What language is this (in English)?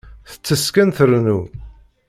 Kabyle